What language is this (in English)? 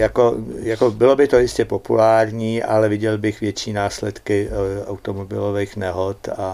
Czech